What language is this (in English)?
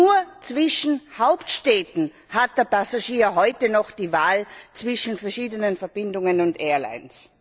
German